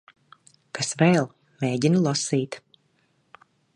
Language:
Latvian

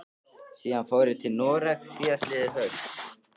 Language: Icelandic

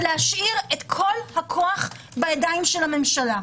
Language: Hebrew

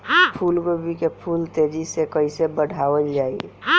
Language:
Bhojpuri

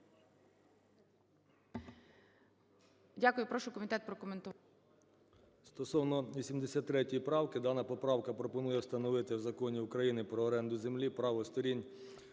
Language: Ukrainian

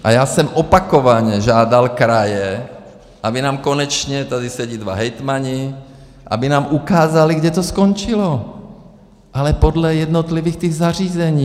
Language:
Czech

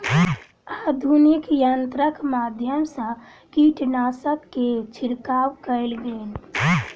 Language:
Maithili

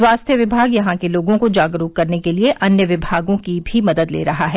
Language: Hindi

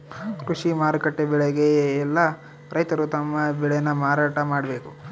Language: Kannada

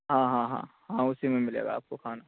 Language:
Urdu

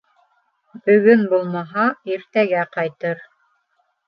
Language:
Bashkir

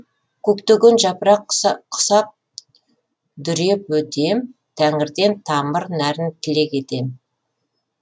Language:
Kazakh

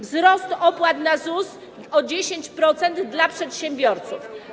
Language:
Polish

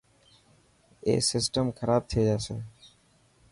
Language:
Dhatki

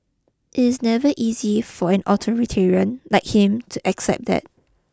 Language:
English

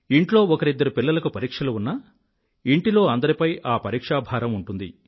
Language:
Telugu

